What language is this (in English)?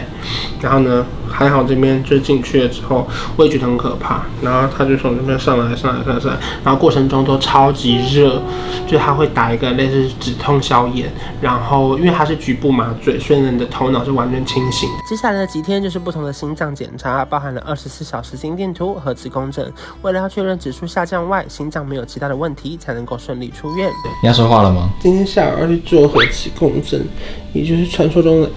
Chinese